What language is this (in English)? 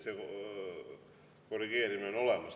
Estonian